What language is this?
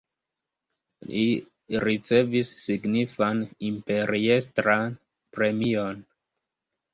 Esperanto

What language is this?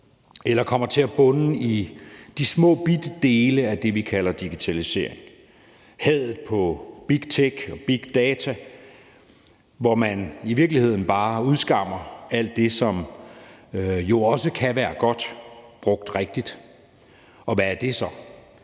Danish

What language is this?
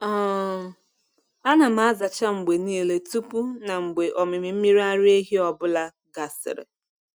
Igbo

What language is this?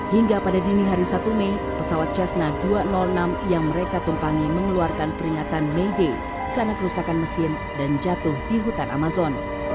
Indonesian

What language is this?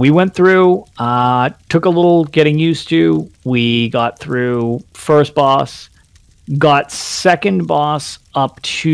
English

